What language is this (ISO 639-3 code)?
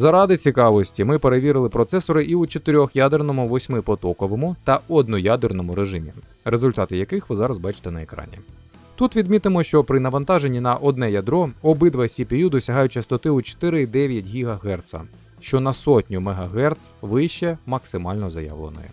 ukr